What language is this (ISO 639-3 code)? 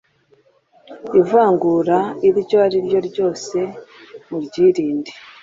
kin